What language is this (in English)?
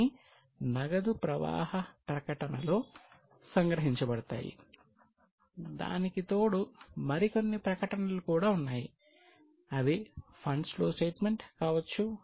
Telugu